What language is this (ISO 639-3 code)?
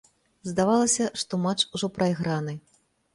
bel